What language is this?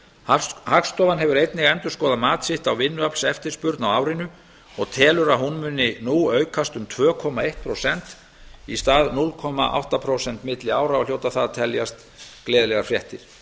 Icelandic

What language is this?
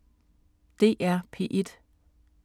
Danish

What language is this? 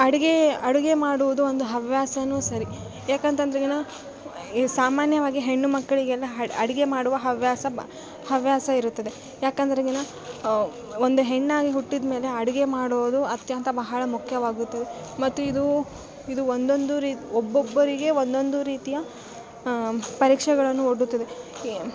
Kannada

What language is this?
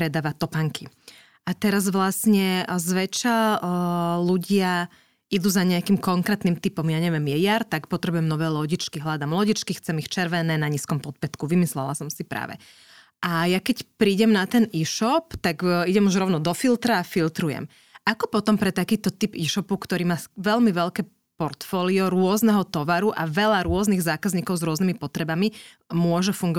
Slovak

